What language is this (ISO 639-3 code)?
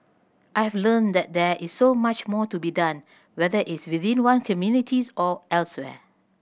eng